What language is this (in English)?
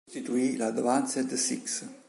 Italian